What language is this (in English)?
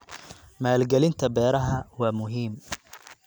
Somali